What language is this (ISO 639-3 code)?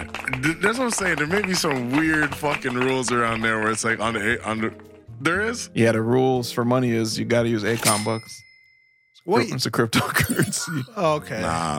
eng